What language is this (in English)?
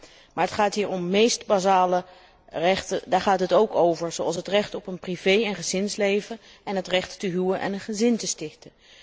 Dutch